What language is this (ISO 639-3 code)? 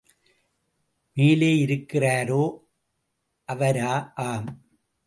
tam